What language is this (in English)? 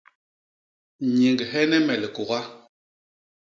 Basaa